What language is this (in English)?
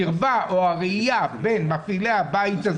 Hebrew